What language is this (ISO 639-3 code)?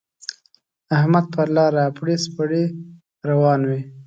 pus